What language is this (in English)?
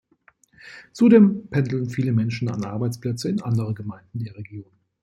German